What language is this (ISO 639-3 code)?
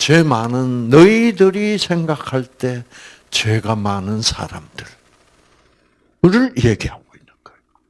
kor